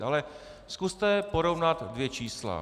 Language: Czech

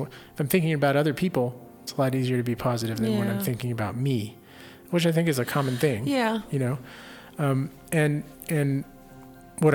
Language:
English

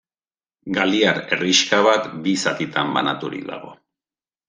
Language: Basque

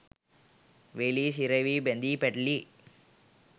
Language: Sinhala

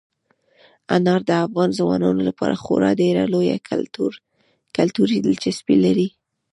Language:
Pashto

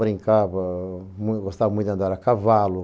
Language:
Portuguese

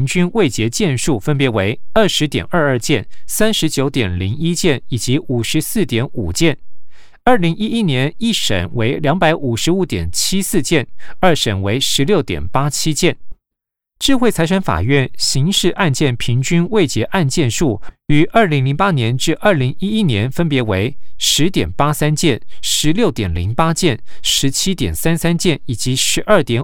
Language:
Chinese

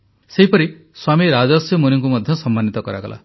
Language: Odia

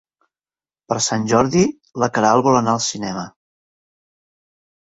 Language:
Catalan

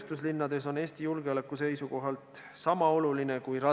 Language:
Estonian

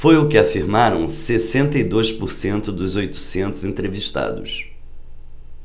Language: Portuguese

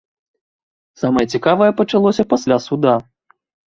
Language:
Belarusian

